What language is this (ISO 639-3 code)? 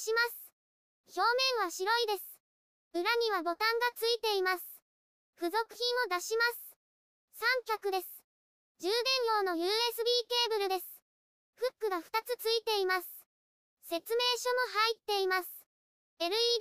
jpn